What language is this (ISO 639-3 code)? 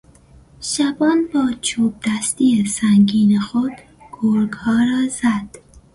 fas